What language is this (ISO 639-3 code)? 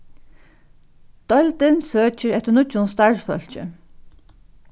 fao